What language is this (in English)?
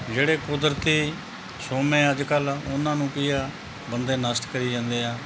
Punjabi